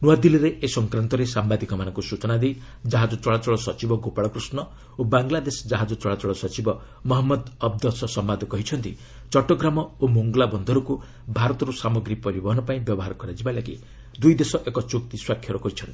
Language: Odia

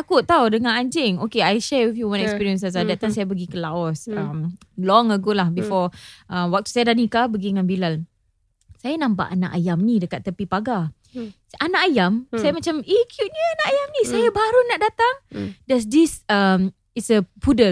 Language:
Malay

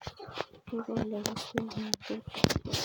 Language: Kalenjin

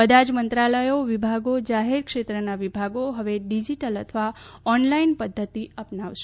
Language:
Gujarati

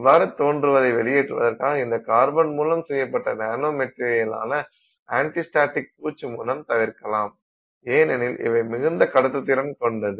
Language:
Tamil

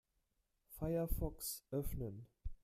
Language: German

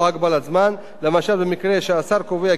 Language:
Hebrew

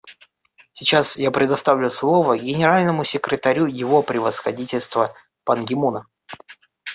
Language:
Russian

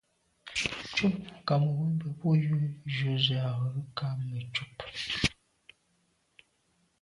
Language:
Medumba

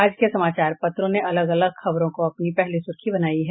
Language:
Hindi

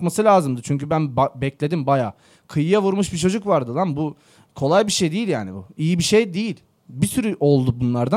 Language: Turkish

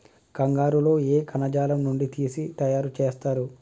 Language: Telugu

